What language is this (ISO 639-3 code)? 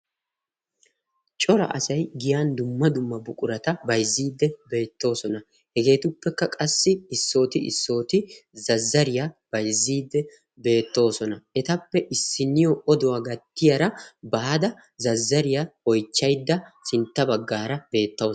wal